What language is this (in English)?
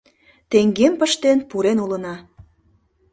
Mari